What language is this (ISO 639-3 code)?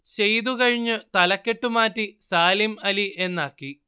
mal